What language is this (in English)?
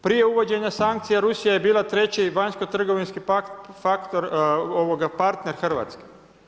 Croatian